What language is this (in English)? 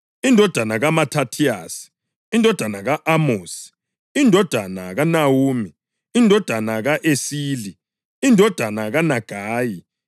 North Ndebele